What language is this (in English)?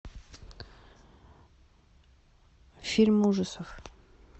Russian